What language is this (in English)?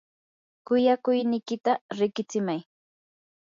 Yanahuanca Pasco Quechua